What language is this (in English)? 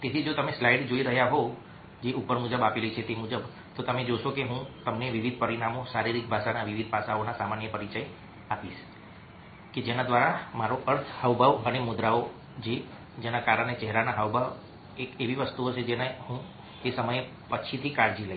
Gujarati